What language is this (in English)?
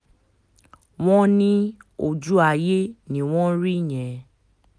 Yoruba